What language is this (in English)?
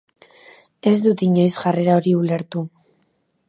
Basque